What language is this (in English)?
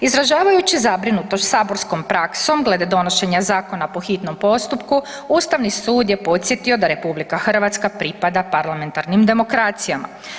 Croatian